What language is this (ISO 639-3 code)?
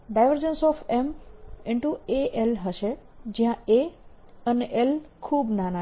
guj